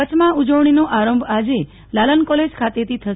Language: Gujarati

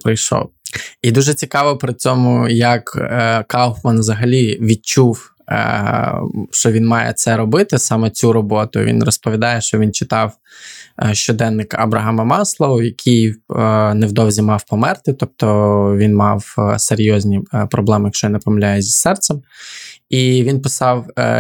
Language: Ukrainian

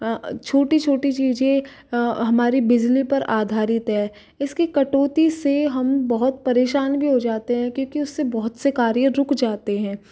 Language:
Hindi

